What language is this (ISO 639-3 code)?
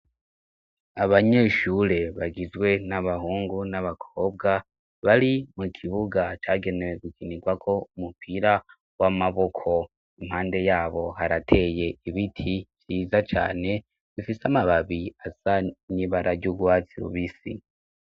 run